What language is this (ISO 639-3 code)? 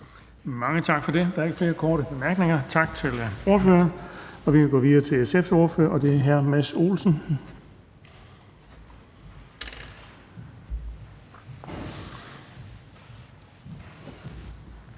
dan